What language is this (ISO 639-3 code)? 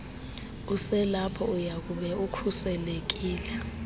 xho